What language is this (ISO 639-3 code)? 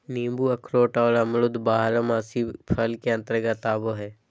mag